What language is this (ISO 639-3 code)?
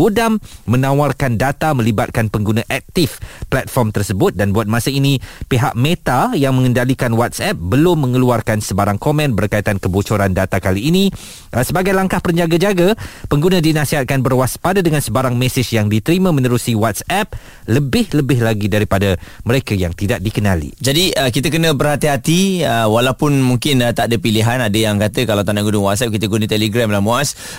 msa